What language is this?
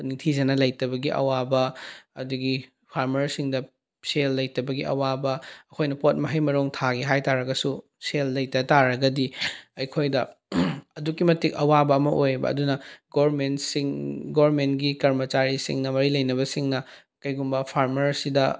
Manipuri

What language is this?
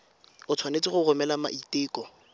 Tswana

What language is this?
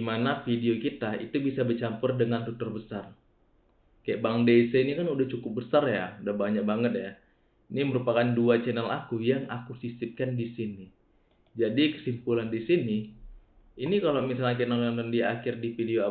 Indonesian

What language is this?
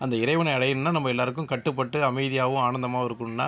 Tamil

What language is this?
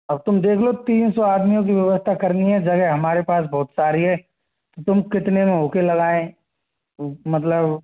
Hindi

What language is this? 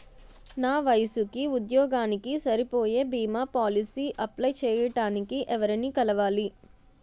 Telugu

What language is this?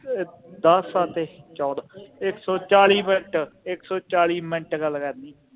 Punjabi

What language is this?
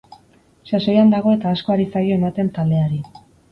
Basque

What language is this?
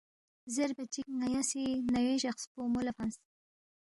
Balti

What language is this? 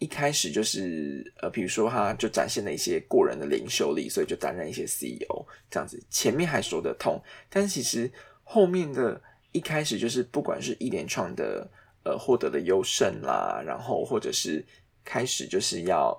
Chinese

